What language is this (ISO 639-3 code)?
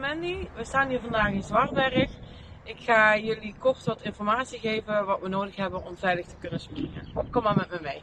nld